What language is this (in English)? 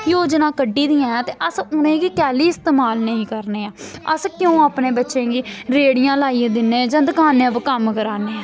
Dogri